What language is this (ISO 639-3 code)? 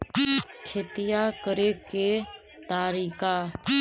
mag